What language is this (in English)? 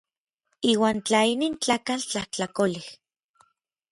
Orizaba Nahuatl